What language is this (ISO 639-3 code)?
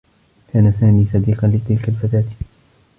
ara